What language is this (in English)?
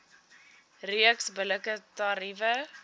Afrikaans